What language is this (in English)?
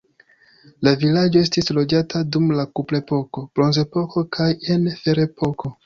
Esperanto